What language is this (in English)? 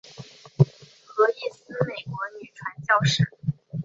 Chinese